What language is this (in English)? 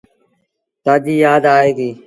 Sindhi Bhil